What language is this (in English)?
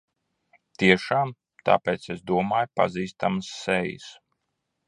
Latvian